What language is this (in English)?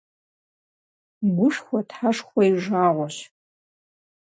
Kabardian